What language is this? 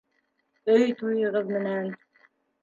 Bashkir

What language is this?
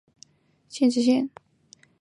Chinese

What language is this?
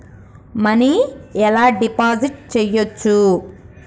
Telugu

